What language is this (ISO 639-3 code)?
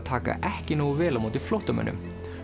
isl